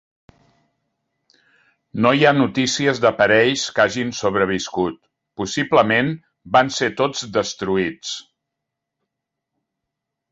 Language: Catalan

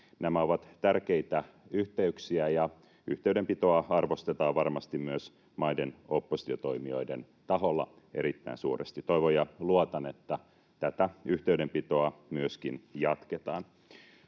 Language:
Finnish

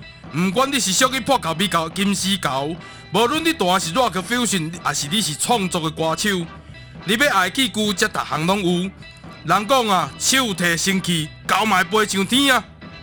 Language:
Chinese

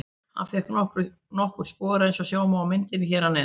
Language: Icelandic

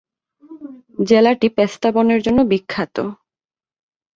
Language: Bangla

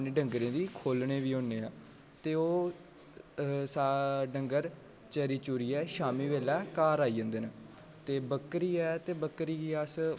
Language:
Dogri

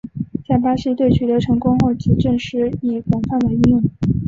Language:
Chinese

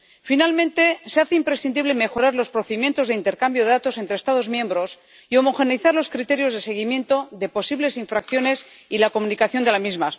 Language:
Spanish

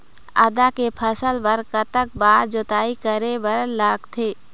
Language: Chhattisgarhi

